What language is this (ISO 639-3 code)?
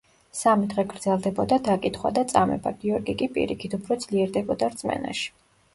kat